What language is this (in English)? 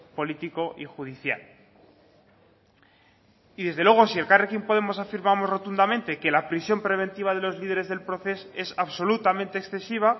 Spanish